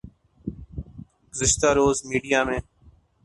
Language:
Urdu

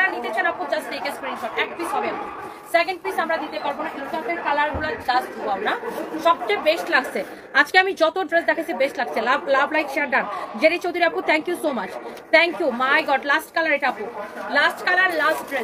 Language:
Bangla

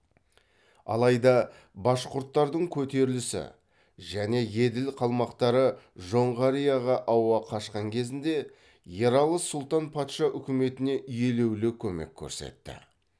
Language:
Kazakh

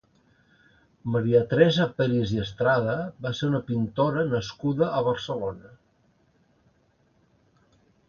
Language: Catalan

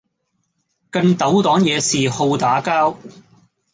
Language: Cantonese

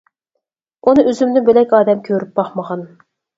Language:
Uyghur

